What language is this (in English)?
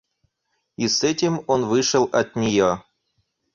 Russian